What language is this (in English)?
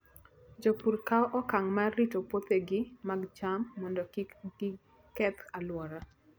Luo (Kenya and Tanzania)